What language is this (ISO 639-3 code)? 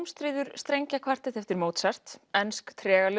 isl